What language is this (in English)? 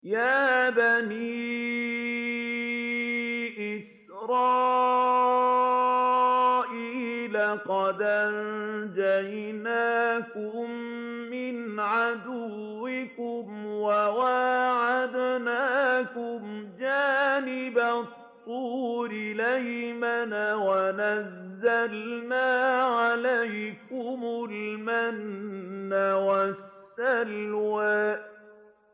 Arabic